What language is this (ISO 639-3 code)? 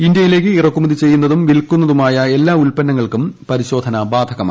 mal